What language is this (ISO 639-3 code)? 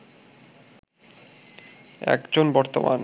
ben